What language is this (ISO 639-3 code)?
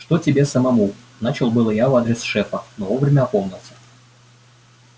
rus